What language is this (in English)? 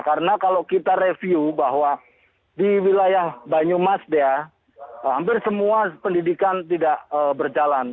Indonesian